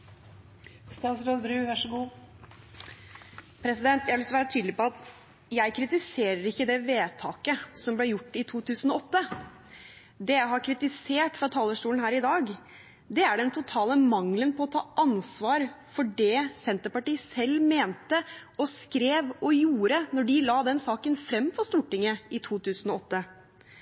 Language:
Norwegian Bokmål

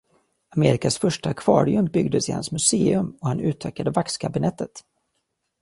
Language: Swedish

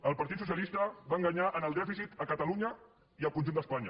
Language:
Catalan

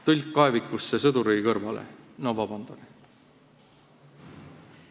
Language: Estonian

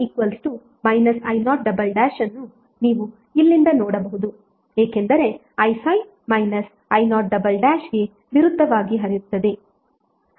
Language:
Kannada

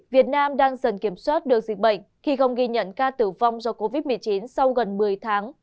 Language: Vietnamese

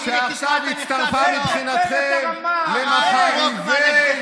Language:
Hebrew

